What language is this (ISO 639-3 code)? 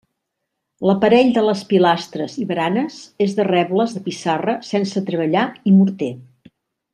cat